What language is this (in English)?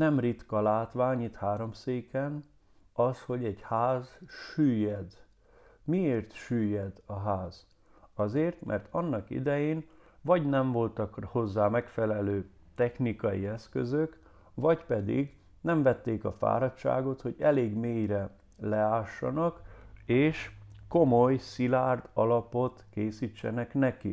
Hungarian